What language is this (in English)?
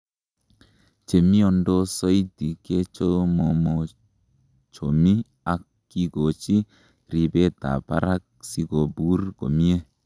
Kalenjin